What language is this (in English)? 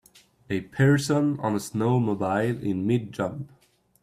English